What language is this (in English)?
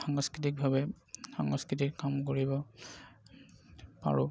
Assamese